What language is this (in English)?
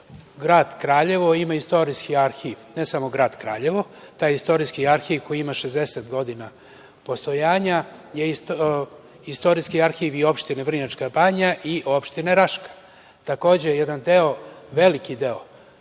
Serbian